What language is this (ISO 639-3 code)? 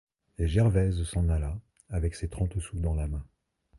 fra